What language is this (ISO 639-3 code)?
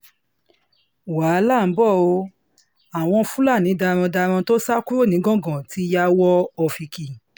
yor